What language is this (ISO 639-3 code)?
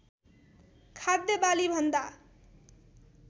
nep